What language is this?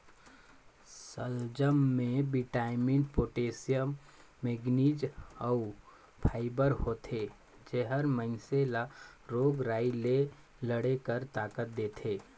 Chhattisgarhi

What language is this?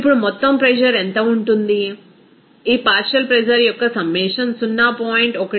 Telugu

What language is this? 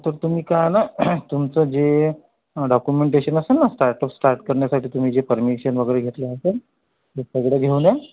Marathi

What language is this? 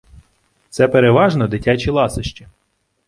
Ukrainian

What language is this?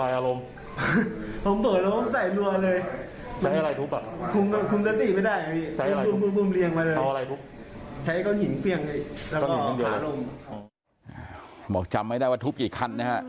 Thai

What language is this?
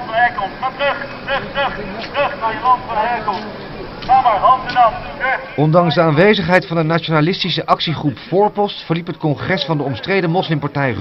Dutch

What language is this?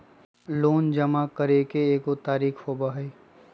Magahi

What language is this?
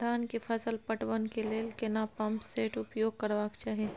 Maithili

